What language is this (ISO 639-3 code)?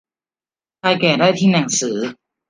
tha